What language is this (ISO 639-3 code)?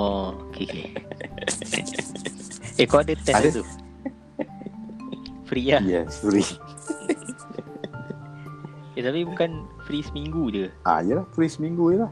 msa